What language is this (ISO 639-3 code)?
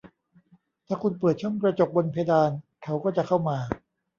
tha